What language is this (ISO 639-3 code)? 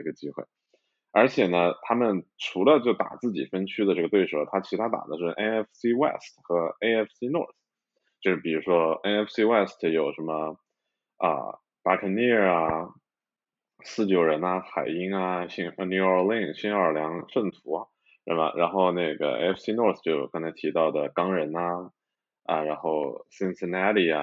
zho